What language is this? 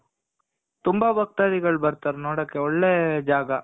Kannada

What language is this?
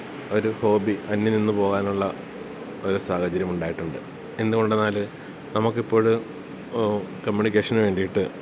Malayalam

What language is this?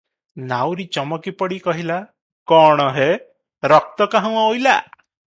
Odia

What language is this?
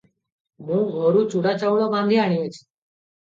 Odia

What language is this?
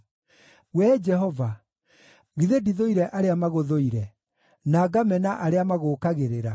Kikuyu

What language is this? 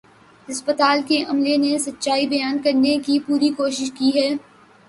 Urdu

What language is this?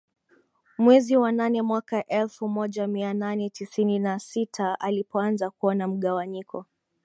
Swahili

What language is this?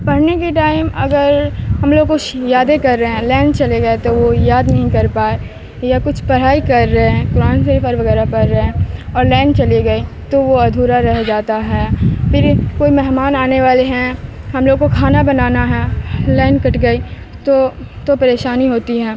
Urdu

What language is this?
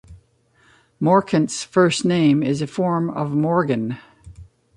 English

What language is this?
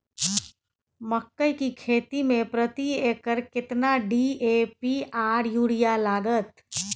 Maithili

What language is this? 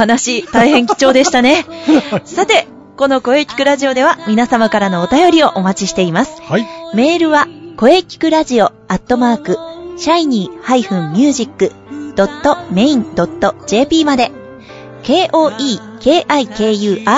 Japanese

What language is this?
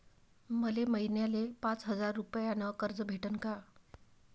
Marathi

